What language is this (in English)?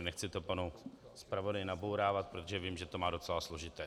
Czech